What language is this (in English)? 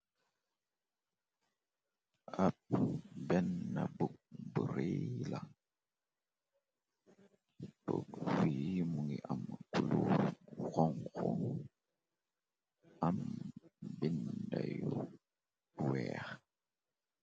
Wolof